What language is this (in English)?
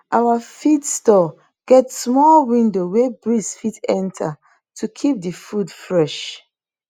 Nigerian Pidgin